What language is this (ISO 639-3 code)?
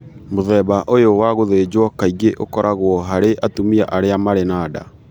kik